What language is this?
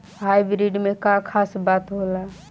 Bhojpuri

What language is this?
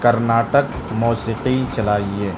Urdu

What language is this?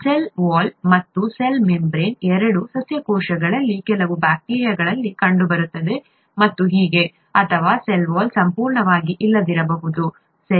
Kannada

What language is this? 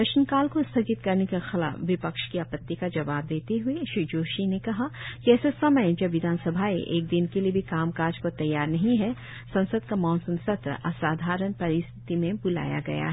Hindi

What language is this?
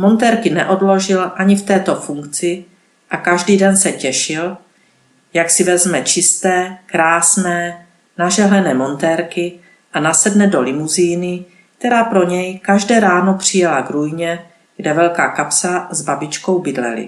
Czech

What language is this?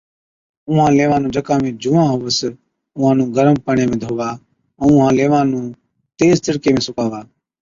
Od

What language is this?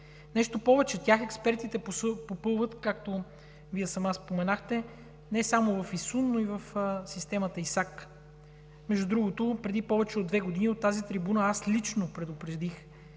Bulgarian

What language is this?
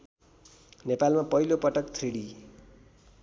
Nepali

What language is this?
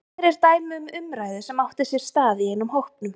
Icelandic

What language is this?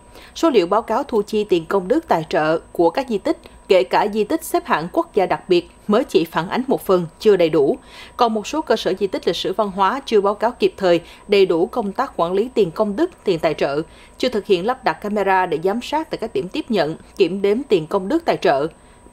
Vietnamese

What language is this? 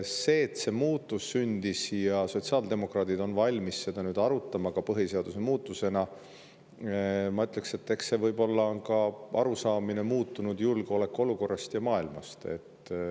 Estonian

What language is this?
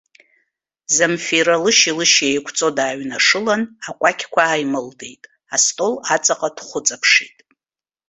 Abkhazian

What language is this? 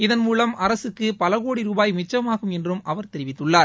Tamil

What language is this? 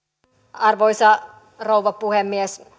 Finnish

